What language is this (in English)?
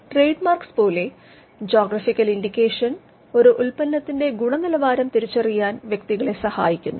Malayalam